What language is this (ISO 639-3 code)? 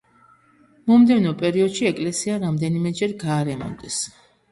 kat